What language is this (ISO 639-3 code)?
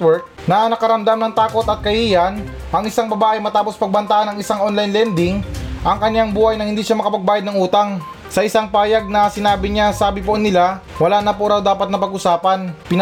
fil